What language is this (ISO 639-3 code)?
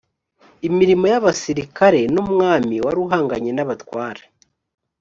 kin